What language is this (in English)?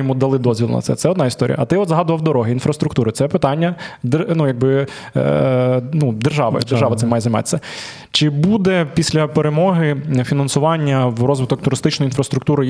Ukrainian